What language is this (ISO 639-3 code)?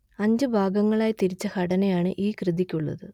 mal